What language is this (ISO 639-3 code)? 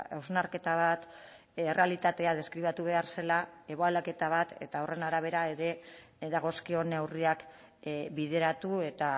eus